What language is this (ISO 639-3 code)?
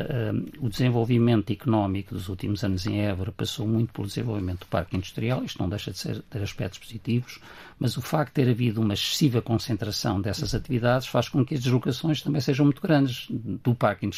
por